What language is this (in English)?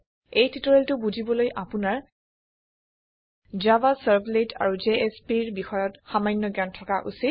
Assamese